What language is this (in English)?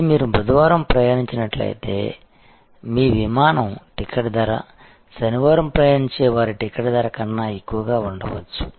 Telugu